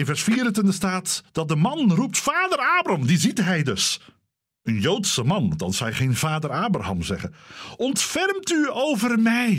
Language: Dutch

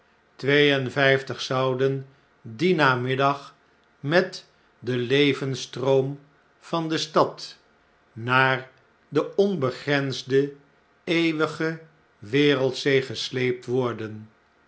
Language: Dutch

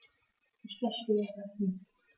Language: German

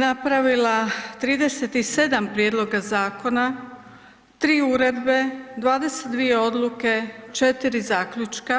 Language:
Croatian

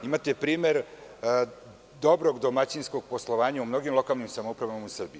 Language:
Serbian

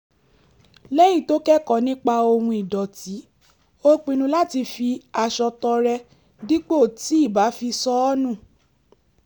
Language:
Yoruba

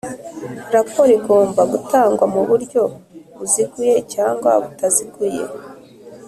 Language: Kinyarwanda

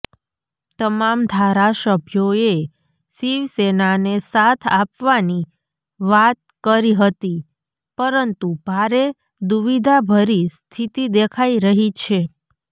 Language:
Gujarati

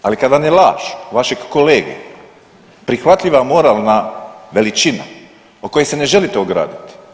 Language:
Croatian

